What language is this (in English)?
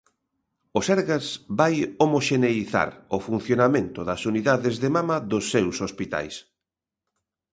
Galician